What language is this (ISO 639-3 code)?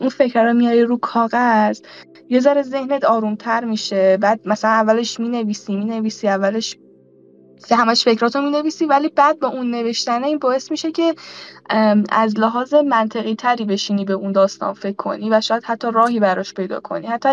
fas